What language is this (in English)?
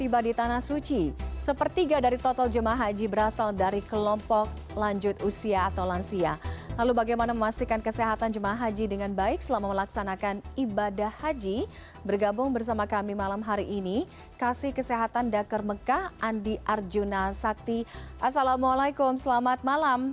Indonesian